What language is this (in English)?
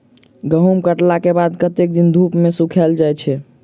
Maithili